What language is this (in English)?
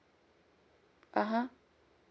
English